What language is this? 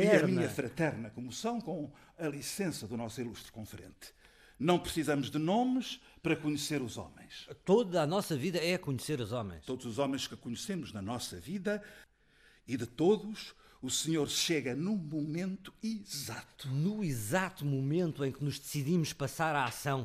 Portuguese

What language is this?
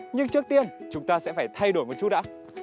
Vietnamese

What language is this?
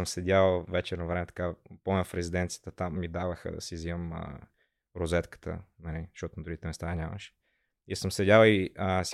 Bulgarian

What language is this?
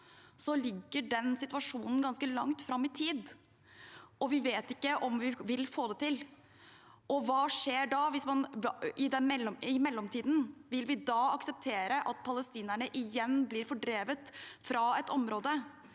Norwegian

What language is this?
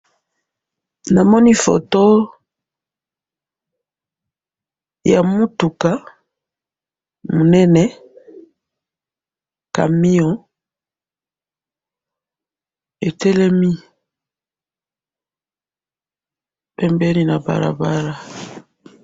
Lingala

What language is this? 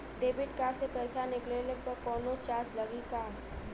Bhojpuri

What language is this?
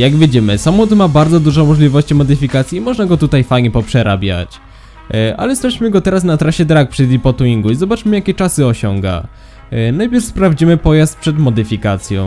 Polish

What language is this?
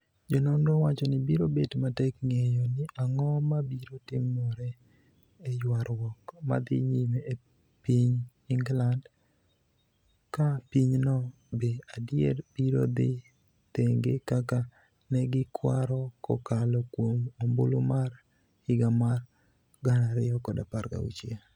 Luo (Kenya and Tanzania)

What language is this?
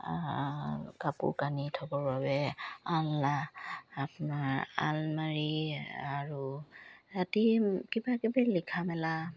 Assamese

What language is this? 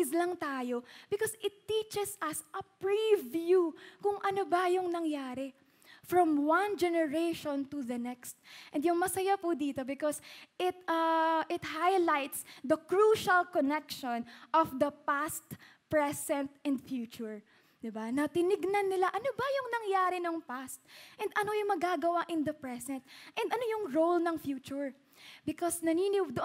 Filipino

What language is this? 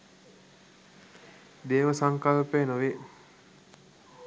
Sinhala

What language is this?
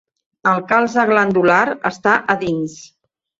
Catalan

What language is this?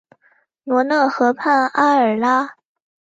Chinese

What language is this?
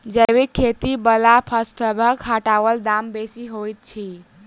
Maithili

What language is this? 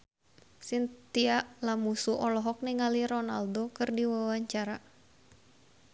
Sundanese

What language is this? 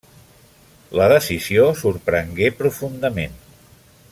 Catalan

